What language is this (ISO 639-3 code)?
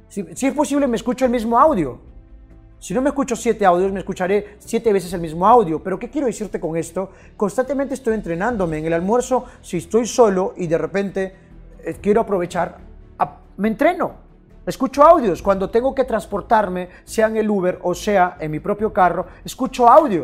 spa